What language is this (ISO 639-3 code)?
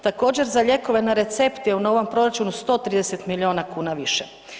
hrv